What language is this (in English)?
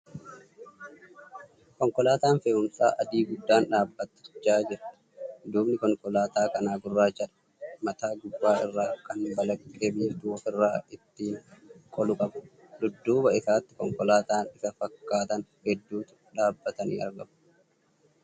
Oromo